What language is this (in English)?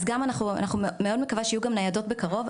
Hebrew